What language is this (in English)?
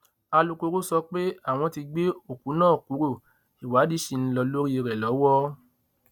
Yoruba